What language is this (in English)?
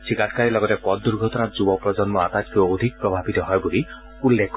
Assamese